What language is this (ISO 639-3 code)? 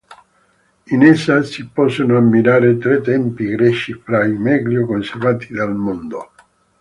ita